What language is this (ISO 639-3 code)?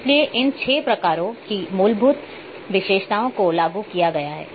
hin